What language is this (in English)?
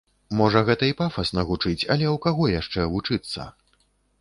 Belarusian